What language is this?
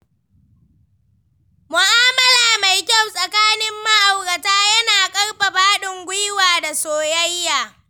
Hausa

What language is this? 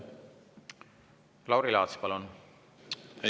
Estonian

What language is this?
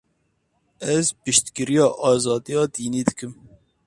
Kurdish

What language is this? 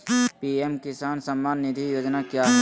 Magahi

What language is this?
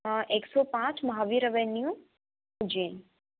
Hindi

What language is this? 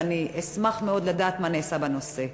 Hebrew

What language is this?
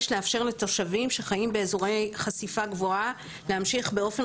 Hebrew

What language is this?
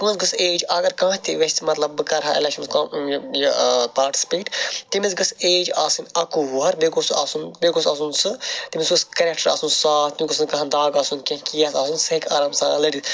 Kashmiri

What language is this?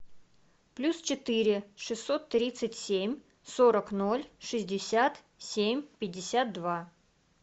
Russian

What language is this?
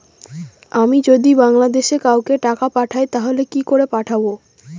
Bangla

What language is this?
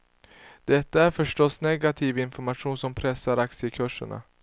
Swedish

